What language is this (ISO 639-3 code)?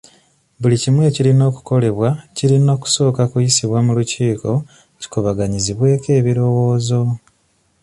lug